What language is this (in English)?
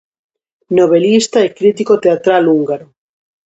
Galician